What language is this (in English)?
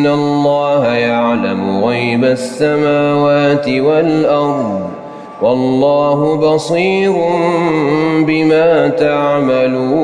Arabic